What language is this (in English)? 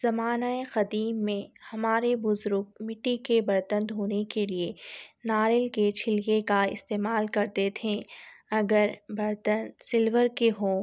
Urdu